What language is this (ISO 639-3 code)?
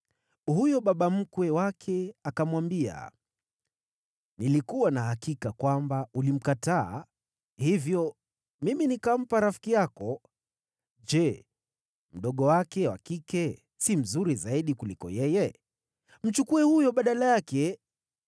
swa